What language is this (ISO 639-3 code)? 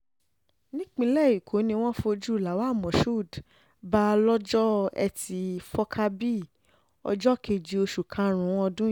yor